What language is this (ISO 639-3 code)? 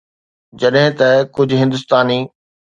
snd